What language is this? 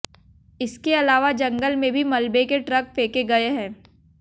Hindi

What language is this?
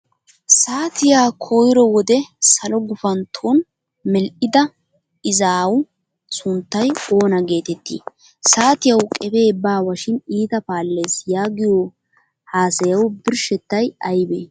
Wolaytta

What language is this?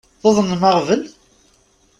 Kabyle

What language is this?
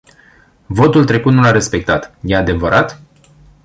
Romanian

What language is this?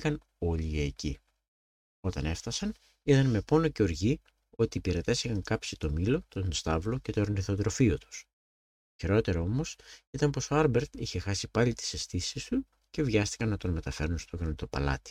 Greek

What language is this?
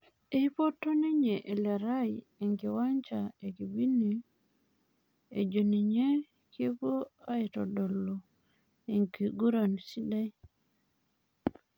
Masai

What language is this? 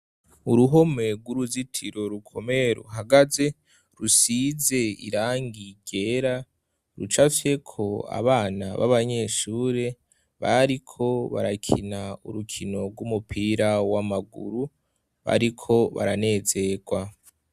Rundi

